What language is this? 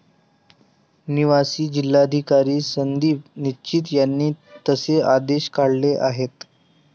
Marathi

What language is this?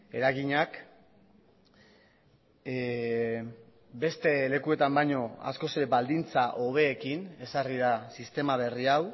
Basque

